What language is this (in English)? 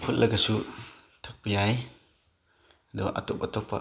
Manipuri